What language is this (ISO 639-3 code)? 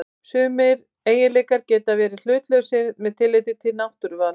isl